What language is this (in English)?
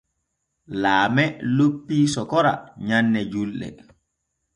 Borgu Fulfulde